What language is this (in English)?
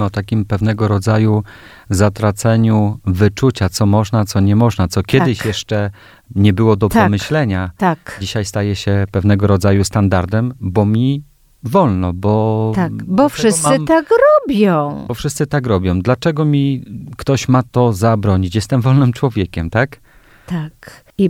Polish